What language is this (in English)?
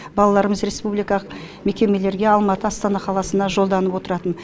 Kazakh